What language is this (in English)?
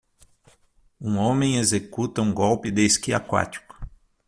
Portuguese